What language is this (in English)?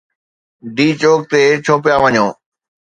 Sindhi